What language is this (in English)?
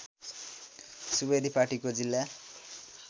Nepali